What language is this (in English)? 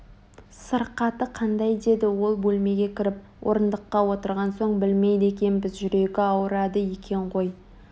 Kazakh